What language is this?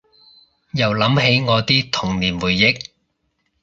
Cantonese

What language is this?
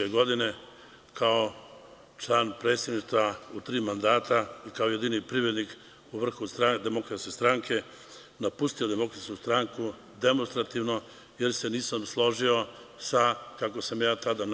Serbian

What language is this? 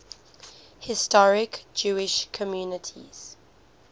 English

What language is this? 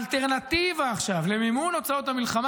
Hebrew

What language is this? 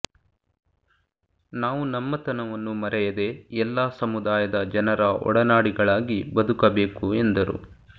Kannada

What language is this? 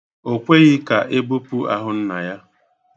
Igbo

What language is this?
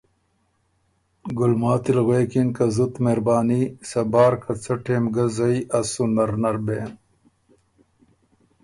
Ormuri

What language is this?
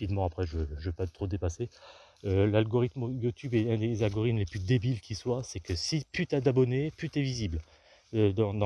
French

